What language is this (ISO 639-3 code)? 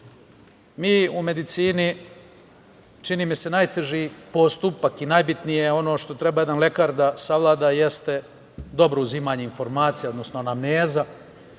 srp